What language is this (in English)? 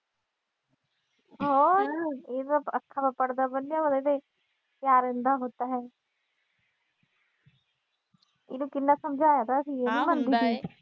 Punjabi